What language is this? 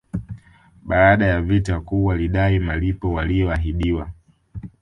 Swahili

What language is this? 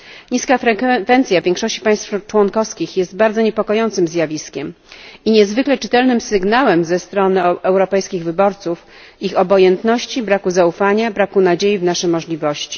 Polish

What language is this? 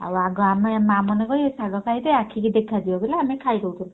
Odia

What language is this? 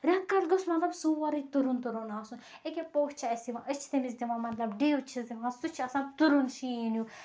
Kashmiri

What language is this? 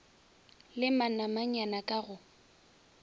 Northern Sotho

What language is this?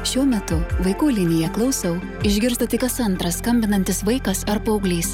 Lithuanian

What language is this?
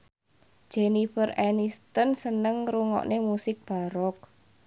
Javanese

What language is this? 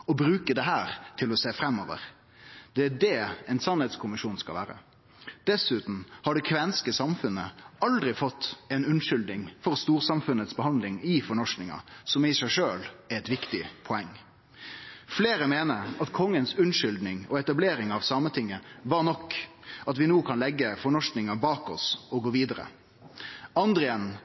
Norwegian Nynorsk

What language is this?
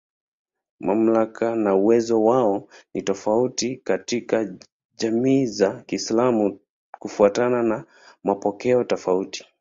Swahili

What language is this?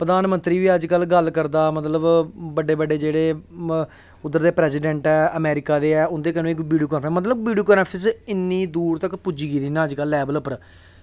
Dogri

